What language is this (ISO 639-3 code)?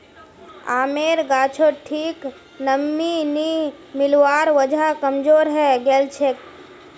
mag